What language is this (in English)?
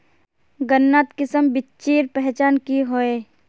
Magahi